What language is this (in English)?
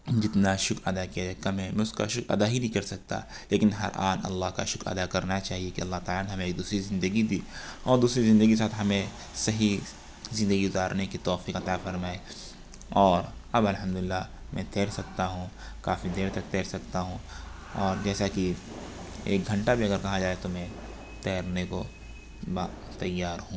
Urdu